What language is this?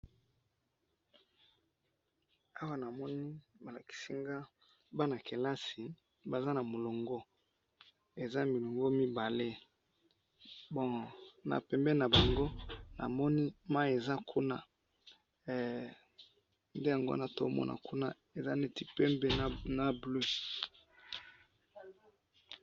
Lingala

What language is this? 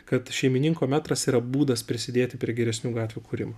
Lithuanian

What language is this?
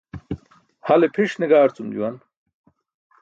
Burushaski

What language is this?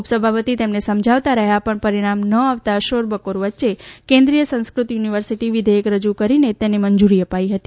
Gujarati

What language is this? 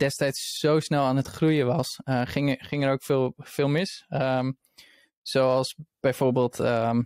Dutch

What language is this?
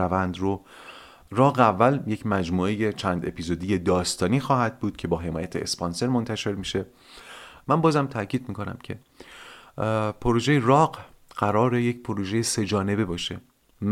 Persian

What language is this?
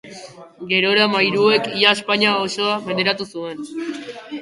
Basque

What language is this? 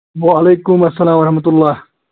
Kashmiri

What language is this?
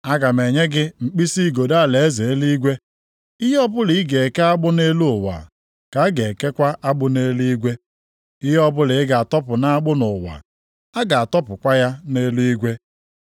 Igbo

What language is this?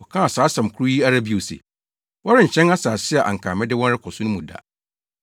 Akan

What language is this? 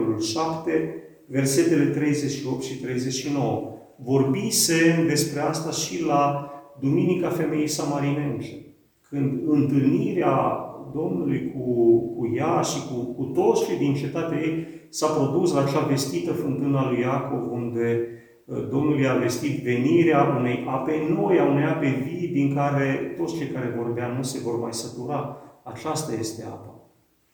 Romanian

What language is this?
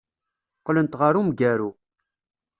Kabyle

